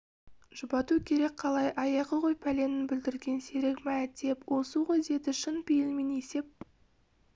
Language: Kazakh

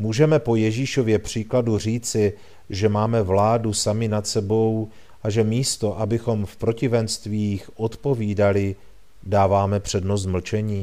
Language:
Czech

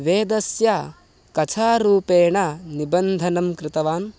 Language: Sanskrit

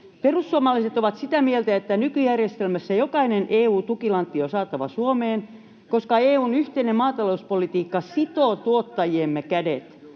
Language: Finnish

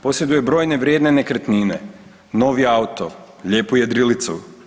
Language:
Croatian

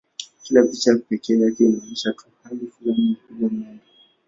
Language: Swahili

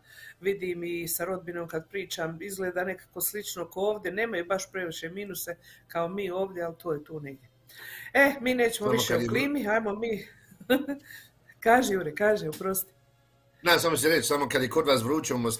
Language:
Croatian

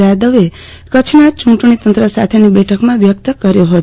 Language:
Gujarati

